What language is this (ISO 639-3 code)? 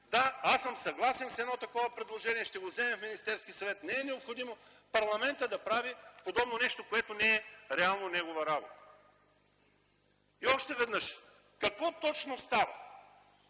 bul